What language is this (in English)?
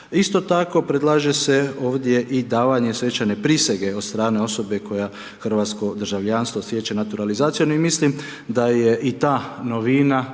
Croatian